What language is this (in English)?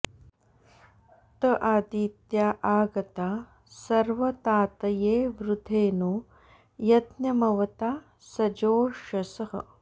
Sanskrit